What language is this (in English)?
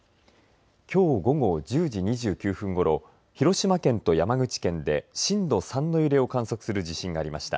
Japanese